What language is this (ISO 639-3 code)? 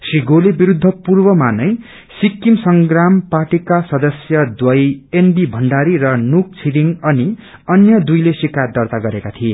nep